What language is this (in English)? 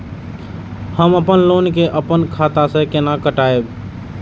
Maithili